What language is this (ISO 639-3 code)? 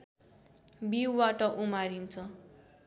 nep